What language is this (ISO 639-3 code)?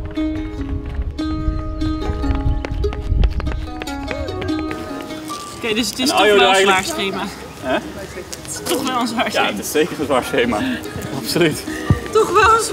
nld